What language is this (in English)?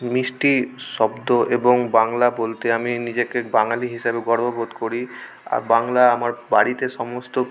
Bangla